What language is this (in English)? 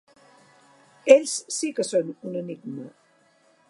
Catalan